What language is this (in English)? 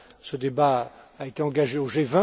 French